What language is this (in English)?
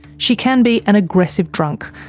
English